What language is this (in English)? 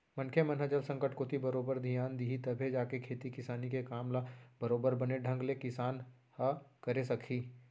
Chhattisgarhi